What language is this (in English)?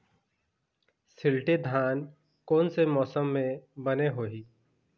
Chhattisgarhi